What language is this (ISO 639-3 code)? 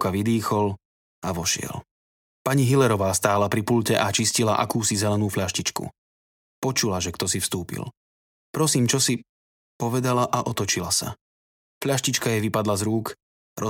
slk